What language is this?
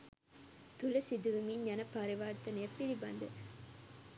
Sinhala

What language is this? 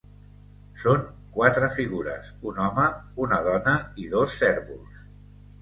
Catalan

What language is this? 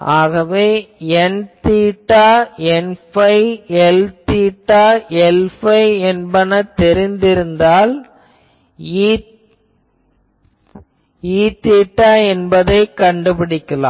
Tamil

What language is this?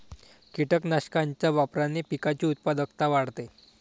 Marathi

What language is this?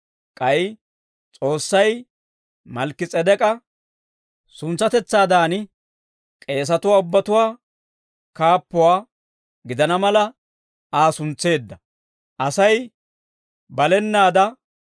Dawro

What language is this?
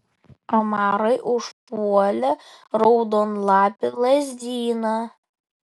Lithuanian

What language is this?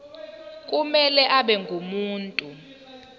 Zulu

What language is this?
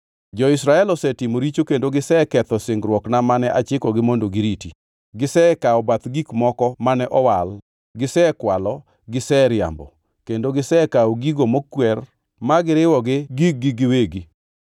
Luo (Kenya and Tanzania)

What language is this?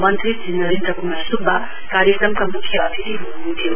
Nepali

